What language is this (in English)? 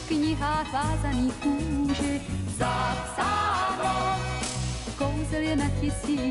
Slovak